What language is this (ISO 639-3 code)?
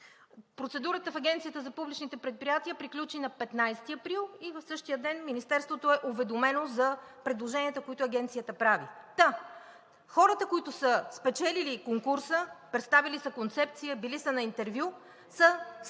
bul